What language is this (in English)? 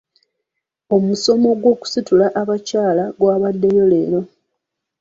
Ganda